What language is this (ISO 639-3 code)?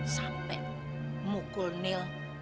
ind